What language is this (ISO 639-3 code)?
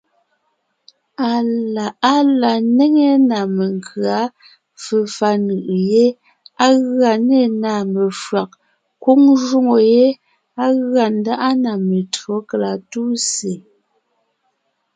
nnh